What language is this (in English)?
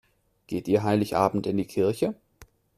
German